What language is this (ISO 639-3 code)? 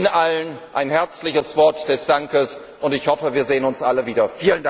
deu